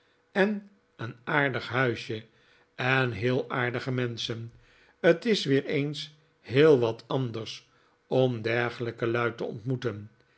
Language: Dutch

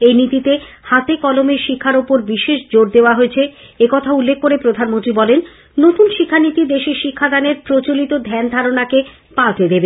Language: Bangla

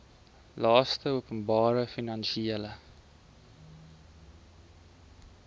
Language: Afrikaans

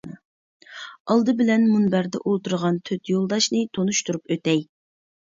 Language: Uyghur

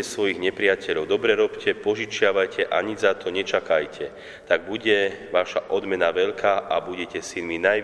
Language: Slovak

